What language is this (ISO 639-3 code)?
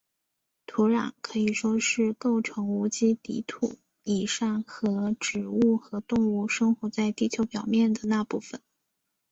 zho